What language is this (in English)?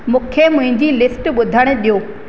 Sindhi